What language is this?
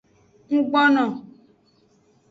Aja (Benin)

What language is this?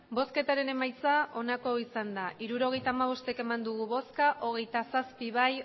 Basque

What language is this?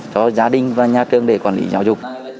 Vietnamese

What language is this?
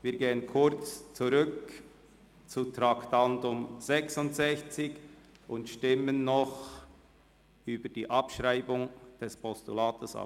Swiss German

